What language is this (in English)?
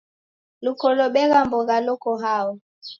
Taita